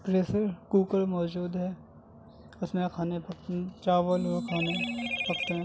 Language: Urdu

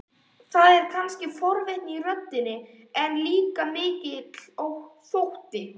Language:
Icelandic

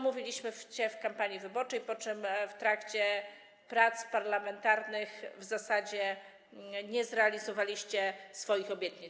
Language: Polish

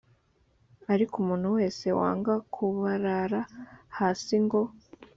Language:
Kinyarwanda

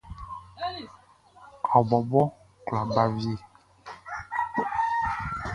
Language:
Baoulé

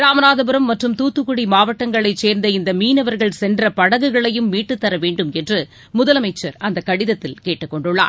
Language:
Tamil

